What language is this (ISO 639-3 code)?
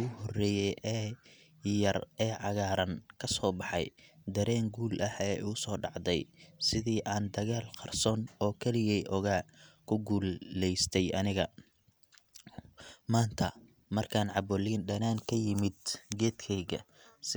som